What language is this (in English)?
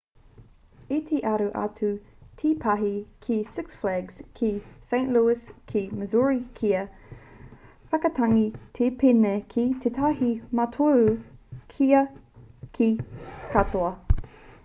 Māori